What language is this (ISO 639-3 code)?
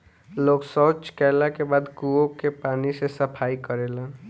bho